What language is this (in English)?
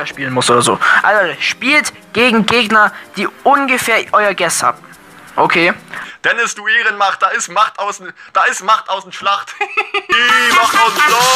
German